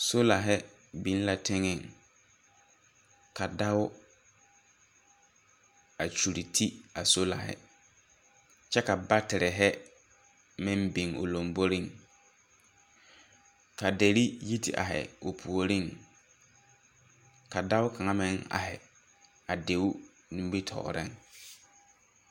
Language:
Southern Dagaare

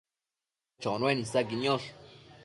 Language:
Matsés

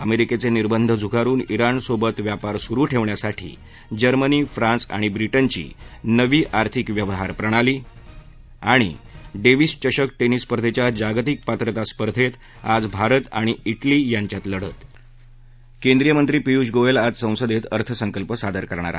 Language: Marathi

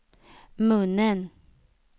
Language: Swedish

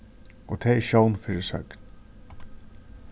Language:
Faroese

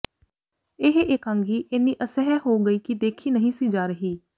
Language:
Punjabi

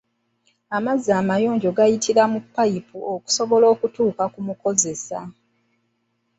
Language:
Ganda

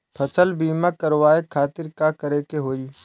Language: Bhojpuri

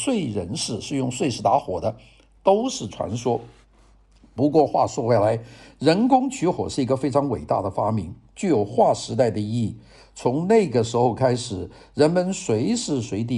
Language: Chinese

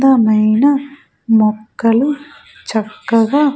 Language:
Telugu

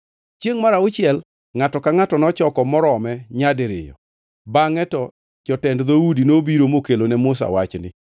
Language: Luo (Kenya and Tanzania)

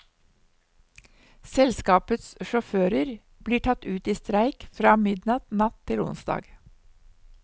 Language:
Norwegian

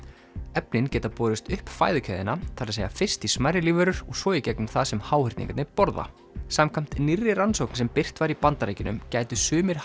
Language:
Icelandic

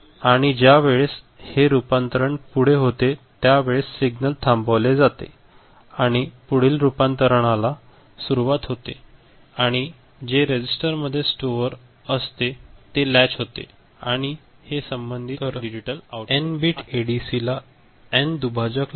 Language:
Marathi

